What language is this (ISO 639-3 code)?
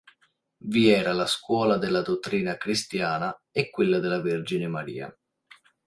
ita